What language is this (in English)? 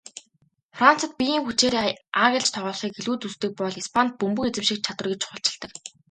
Mongolian